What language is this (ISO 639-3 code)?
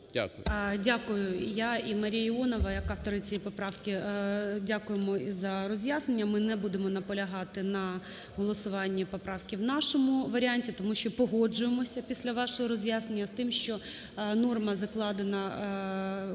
ukr